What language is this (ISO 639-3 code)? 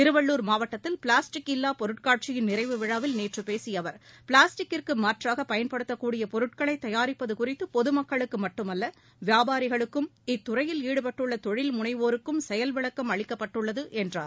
tam